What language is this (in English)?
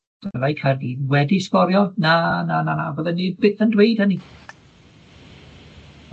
Welsh